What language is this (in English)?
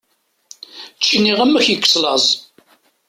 Kabyle